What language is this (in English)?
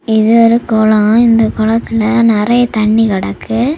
Tamil